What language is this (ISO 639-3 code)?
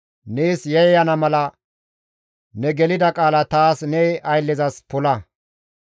gmv